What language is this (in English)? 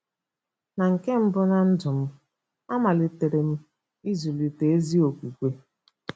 Igbo